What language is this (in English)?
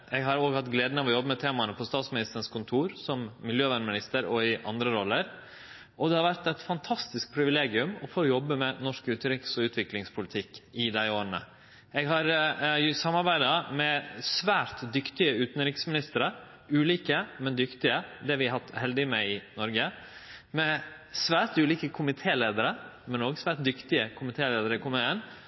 Norwegian Nynorsk